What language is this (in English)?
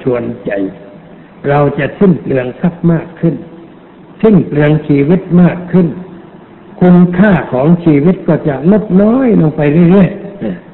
Thai